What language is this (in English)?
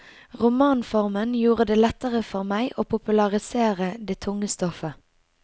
Norwegian